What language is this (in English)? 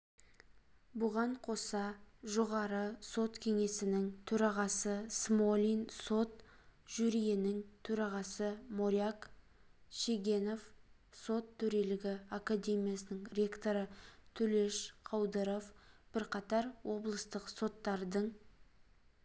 Kazakh